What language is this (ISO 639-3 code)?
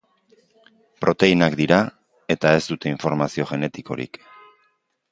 eus